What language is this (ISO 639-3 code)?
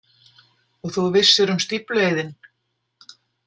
isl